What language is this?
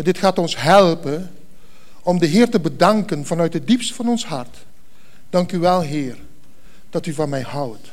Dutch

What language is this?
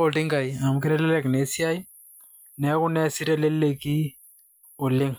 Masai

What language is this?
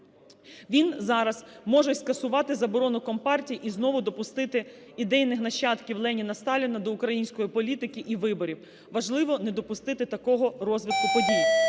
Ukrainian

